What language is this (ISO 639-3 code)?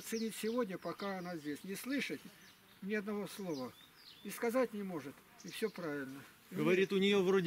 rus